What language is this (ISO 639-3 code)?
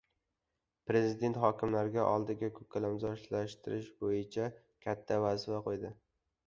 uzb